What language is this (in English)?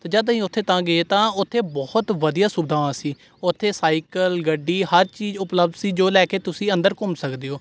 Punjabi